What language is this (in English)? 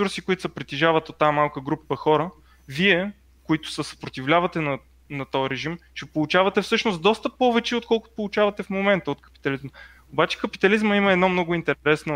Bulgarian